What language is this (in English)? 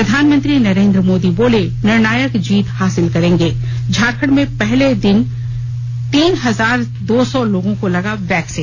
Hindi